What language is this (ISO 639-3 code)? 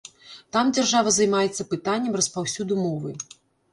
bel